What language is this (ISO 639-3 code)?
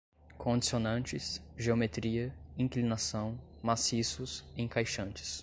por